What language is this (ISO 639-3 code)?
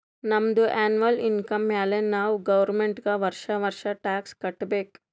kan